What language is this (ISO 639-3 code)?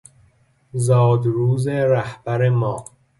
fas